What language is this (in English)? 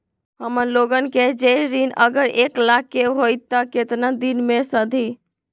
Magahi